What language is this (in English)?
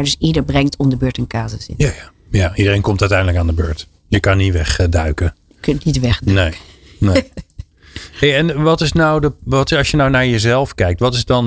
Dutch